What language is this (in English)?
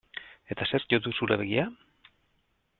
Basque